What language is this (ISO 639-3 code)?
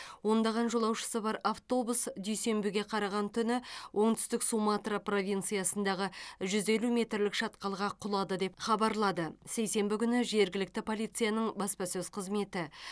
kaz